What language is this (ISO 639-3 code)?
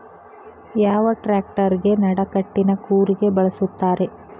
kan